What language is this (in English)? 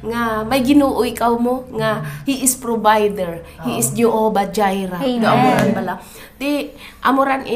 Filipino